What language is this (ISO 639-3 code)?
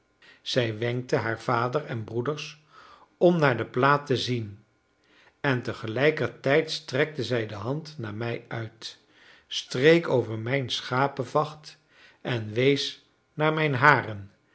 nld